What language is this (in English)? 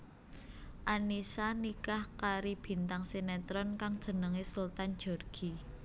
Javanese